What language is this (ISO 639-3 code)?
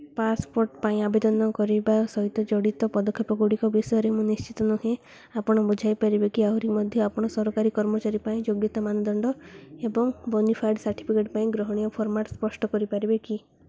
ori